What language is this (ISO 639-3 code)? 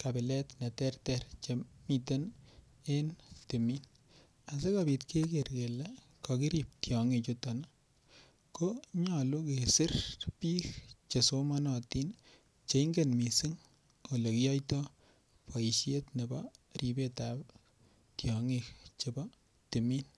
kln